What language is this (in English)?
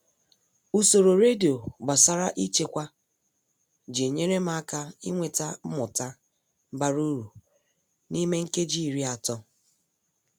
Igbo